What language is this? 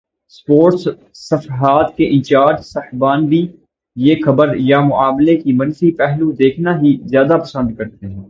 Urdu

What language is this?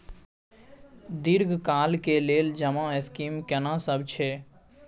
Maithili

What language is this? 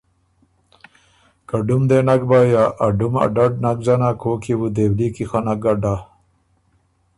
Ormuri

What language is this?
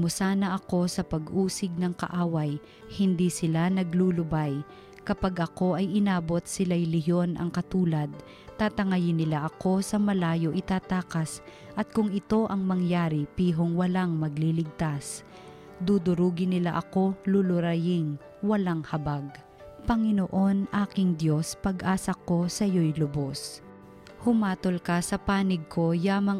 Filipino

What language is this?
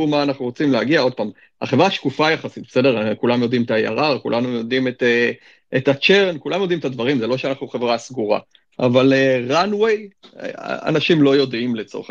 Hebrew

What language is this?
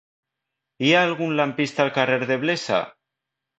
Catalan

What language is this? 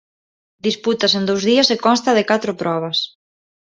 Galician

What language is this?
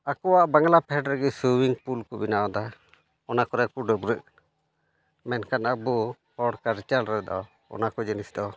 Santali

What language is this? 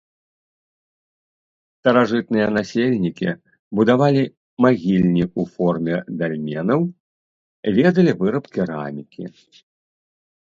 Belarusian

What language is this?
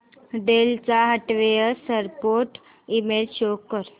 Marathi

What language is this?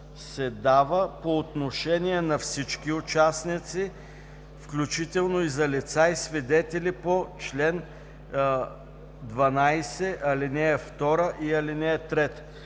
Bulgarian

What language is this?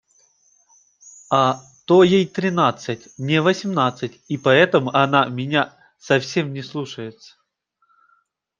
Russian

